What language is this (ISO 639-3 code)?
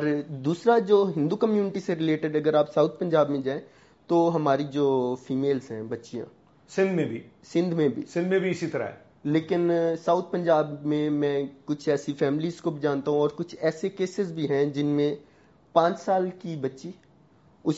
urd